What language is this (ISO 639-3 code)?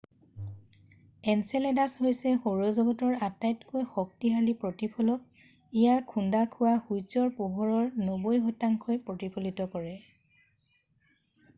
asm